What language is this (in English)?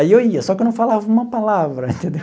Portuguese